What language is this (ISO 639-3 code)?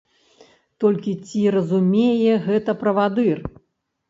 bel